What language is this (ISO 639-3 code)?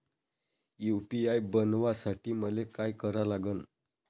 mar